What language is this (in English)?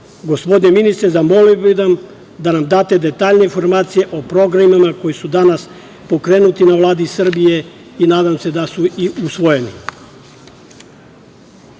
Serbian